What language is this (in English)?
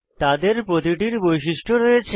Bangla